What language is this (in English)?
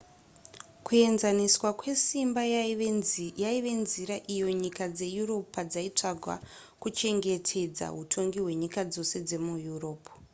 Shona